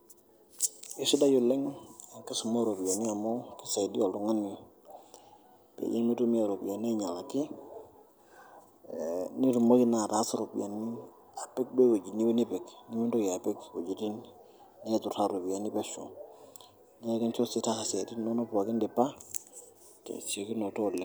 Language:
Masai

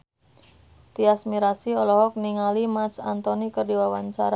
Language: Sundanese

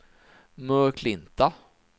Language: Swedish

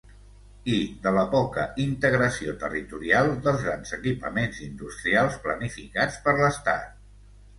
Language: Catalan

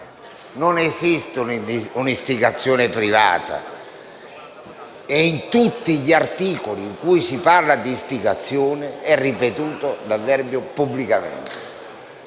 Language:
Italian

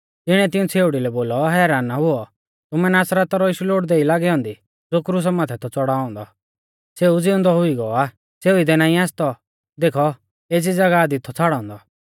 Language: Mahasu Pahari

